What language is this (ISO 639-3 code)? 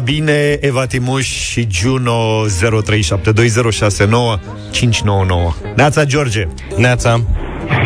ron